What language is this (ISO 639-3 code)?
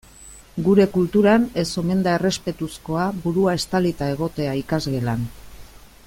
eus